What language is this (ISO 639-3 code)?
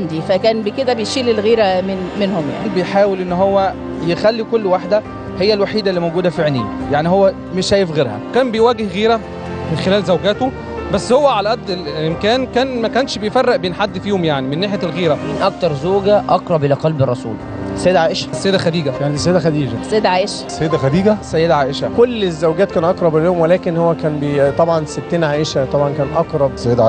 ara